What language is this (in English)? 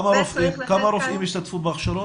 Hebrew